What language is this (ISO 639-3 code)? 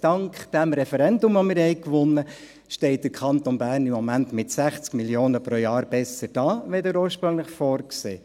gsw